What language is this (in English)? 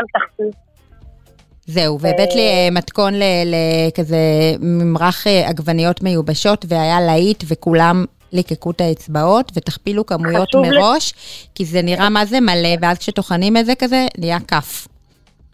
Hebrew